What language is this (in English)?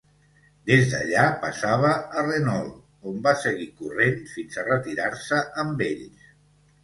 Catalan